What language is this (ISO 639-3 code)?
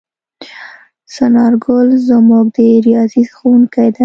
pus